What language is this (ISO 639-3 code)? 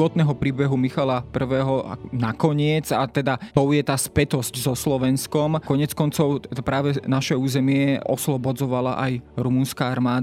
slk